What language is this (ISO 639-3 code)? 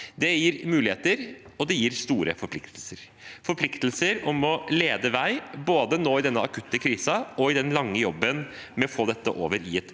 nor